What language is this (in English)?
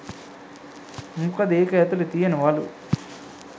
Sinhala